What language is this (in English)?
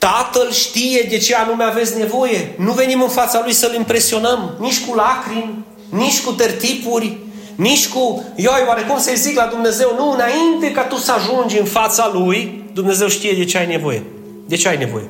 Romanian